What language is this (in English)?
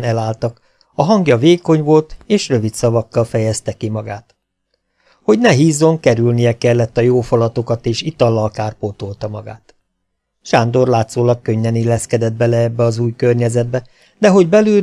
Hungarian